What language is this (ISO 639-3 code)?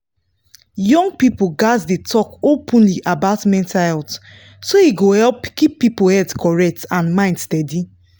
pcm